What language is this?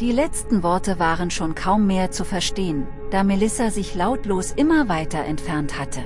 German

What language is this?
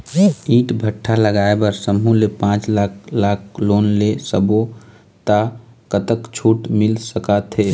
Chhattisgarhi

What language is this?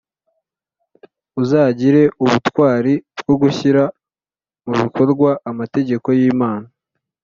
Kinyarwanda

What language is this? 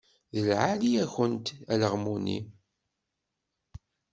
Kabyle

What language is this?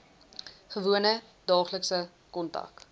Afrikaans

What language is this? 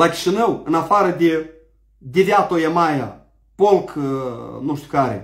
Romanian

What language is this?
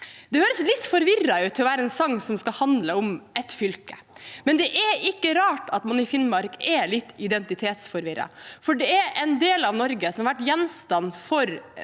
Norwegian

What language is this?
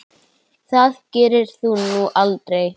Icelandic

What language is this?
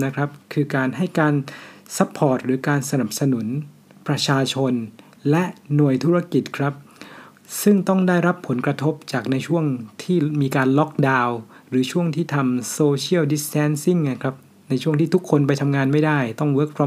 Thai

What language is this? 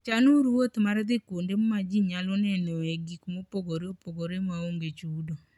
Luo (Kenya and Tanzania)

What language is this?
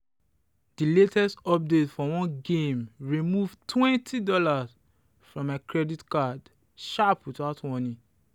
Nigerian Pidgin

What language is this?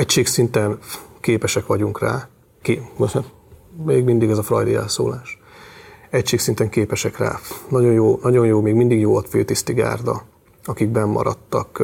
Hungarian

